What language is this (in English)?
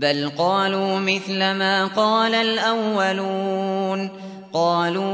Arabic